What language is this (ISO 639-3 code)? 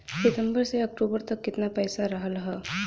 bho